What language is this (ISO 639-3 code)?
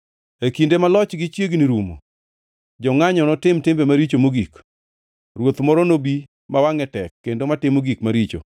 luo